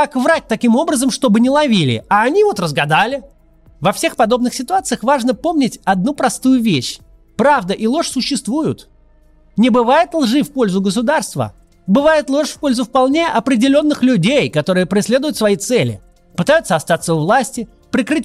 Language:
Russian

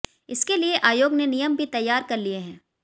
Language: Hindi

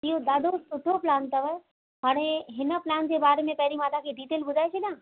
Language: Sindhi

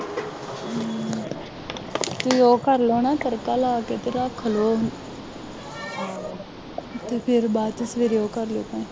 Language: Punjabi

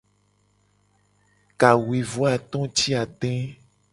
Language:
Gen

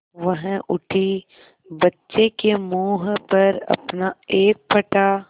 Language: Hindi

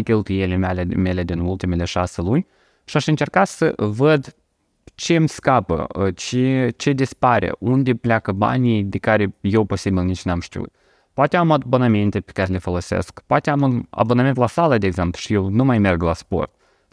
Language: Romanian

